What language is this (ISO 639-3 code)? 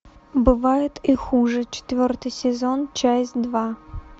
rus